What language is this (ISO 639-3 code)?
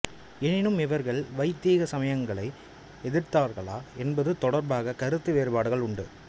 tam